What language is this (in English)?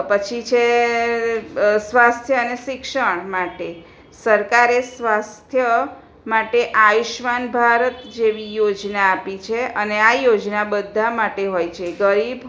Gujarati